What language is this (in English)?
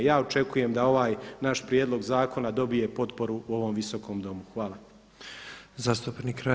Croatian